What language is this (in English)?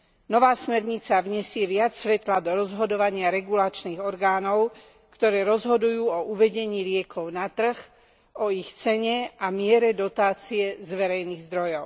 Slovak